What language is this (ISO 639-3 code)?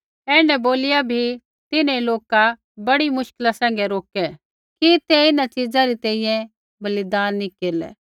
kfx